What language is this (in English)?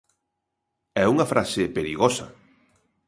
Galician